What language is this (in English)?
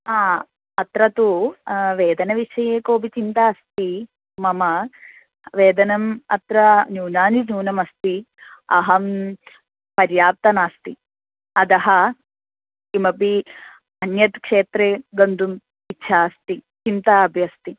Sanskrit